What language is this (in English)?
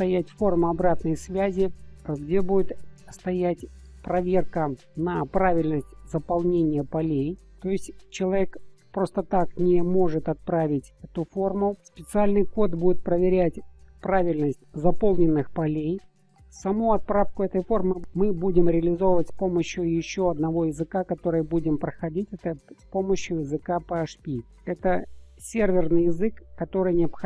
Russian